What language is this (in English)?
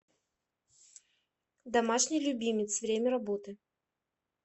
Russian